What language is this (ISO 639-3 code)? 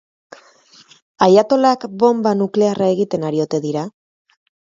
eus